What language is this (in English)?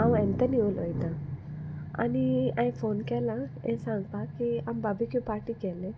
Konkani